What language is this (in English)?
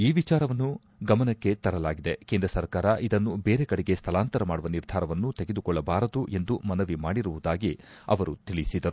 Kannada